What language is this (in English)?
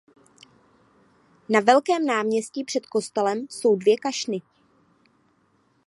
Czech